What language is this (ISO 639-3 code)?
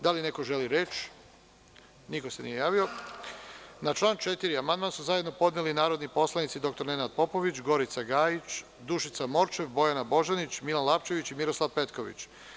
srp